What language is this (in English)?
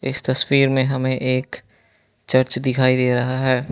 Hindi